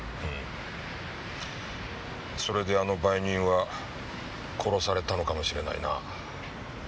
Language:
Japanese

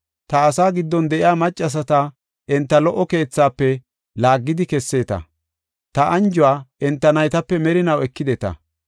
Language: Gofa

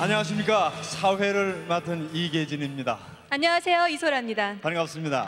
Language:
Korean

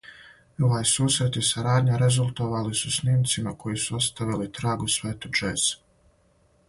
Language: Serbian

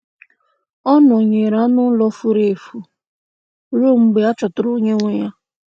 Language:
Igbo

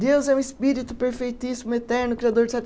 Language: Portuguese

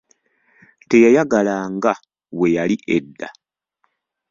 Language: Ganda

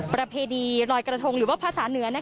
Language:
Thai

